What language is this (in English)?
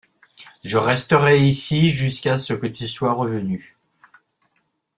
French